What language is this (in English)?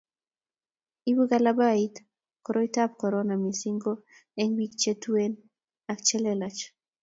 Kalenjin